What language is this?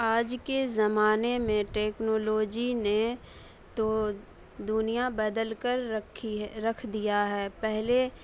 Urdu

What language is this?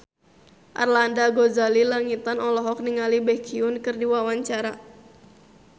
Sundanese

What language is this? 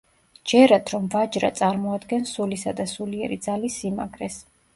Georgian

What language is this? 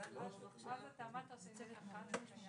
Hebrew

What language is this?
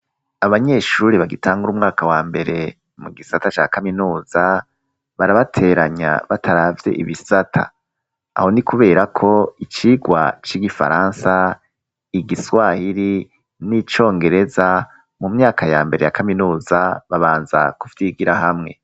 Rundi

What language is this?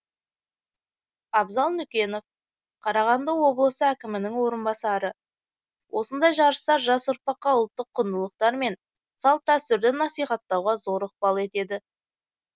Kazakh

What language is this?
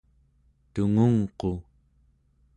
Central Yupik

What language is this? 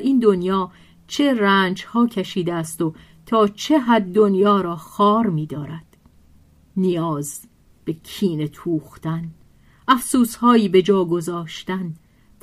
Persian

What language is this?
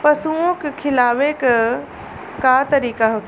Bhojpuri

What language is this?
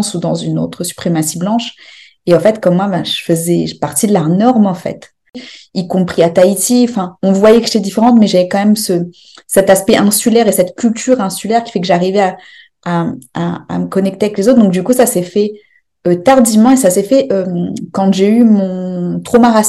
French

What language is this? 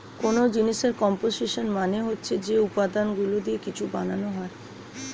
Bangla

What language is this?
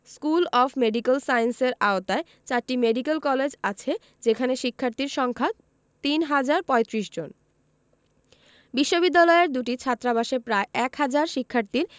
Bangla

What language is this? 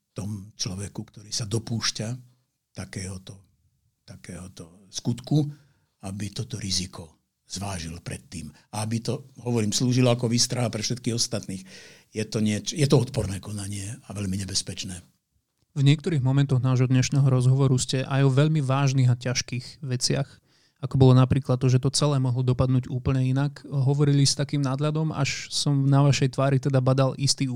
Slovak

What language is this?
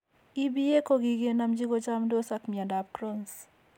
Kalenjin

